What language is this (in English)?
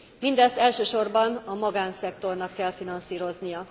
Hungarian